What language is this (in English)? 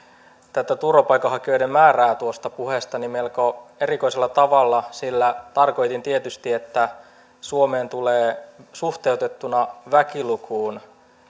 Finnish